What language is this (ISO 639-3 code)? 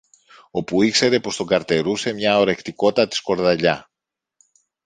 ell